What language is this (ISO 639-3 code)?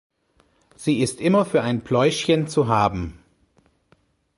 deu